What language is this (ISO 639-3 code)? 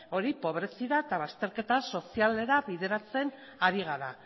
eus